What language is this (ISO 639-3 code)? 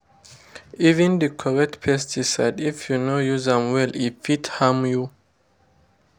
pcm